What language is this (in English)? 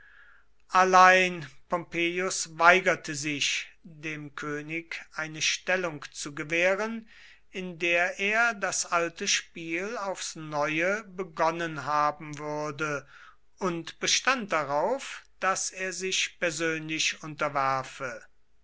German